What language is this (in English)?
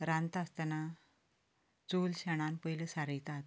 Konkani